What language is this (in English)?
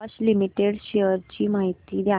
Marathi